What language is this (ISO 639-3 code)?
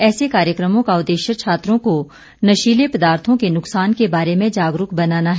hin